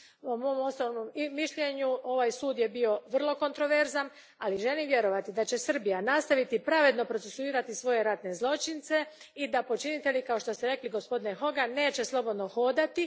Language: Croatian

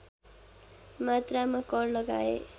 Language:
Nepali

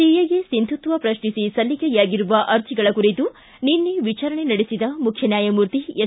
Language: Kannada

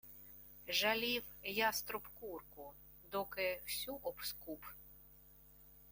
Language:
Ukrainian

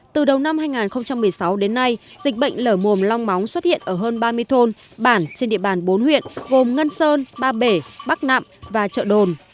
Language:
Vietnamese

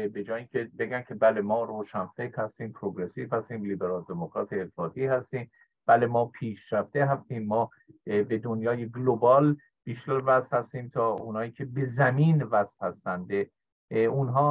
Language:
Persian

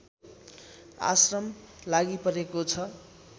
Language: Nepali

